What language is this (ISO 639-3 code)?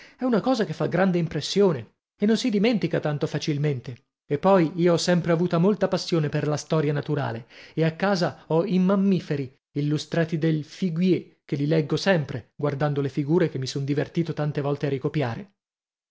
ita